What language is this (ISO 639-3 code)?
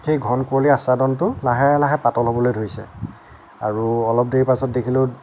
asm